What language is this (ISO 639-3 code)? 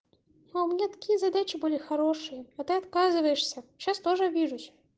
rus